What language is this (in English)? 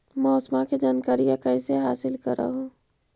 Magahi